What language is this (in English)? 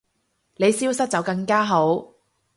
Cantonese